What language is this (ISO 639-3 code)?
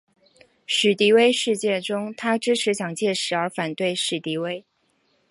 zho